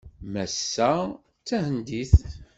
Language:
Kabyle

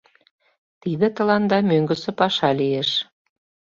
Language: Mari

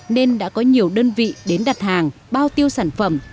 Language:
Vietnamese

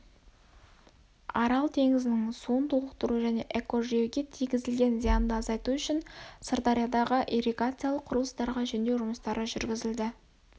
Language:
Kazakh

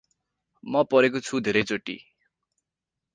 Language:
Nepali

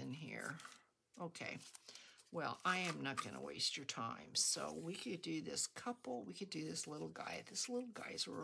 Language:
English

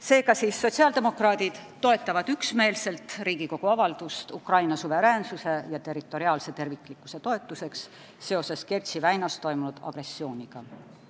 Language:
Estonian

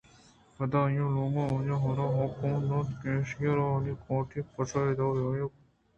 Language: Eastern Balochi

